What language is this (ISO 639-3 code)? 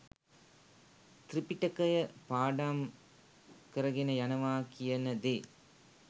sin